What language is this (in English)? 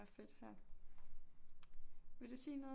Danish